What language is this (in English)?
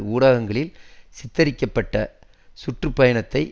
Tamil